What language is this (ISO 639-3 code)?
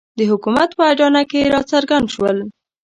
pus